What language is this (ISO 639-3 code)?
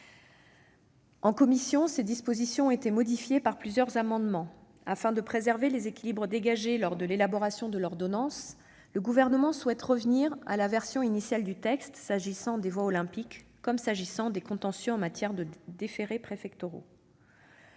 fra